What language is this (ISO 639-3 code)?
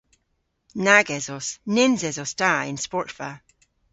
cor